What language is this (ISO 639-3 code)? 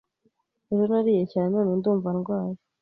kin